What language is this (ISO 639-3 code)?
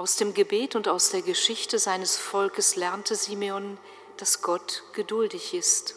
deu